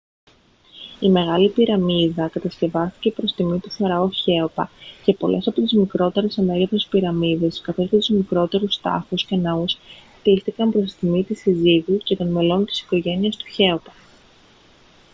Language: Greek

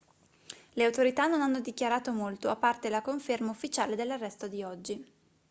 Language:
Italian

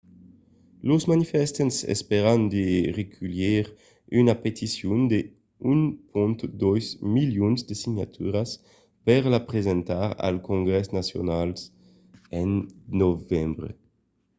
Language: Occitan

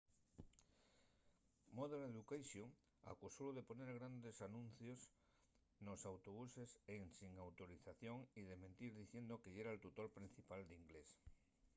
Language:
Asturian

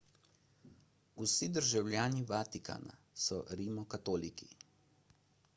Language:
Slovenian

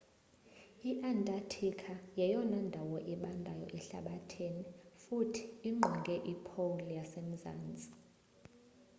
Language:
Xhosa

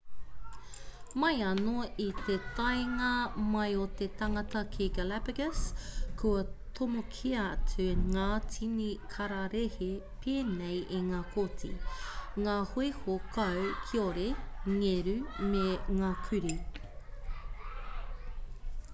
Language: Māori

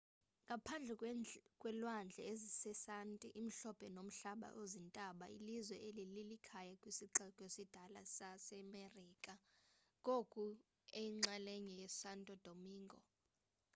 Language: Xhosa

